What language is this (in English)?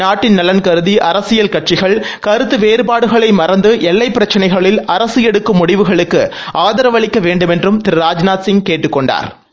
Tamil